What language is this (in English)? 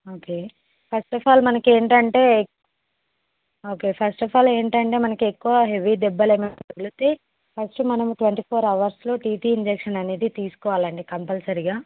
Telugu